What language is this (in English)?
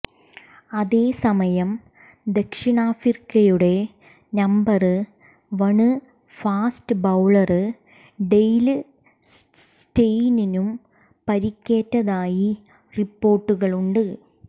Malayalam